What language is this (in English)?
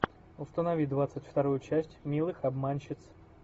Russian